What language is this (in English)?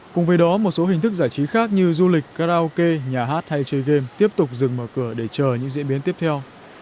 Vietnamese